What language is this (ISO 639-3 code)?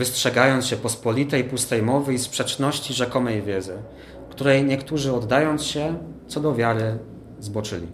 pol